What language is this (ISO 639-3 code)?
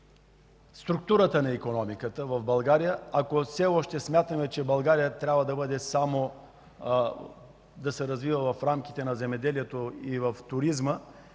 bul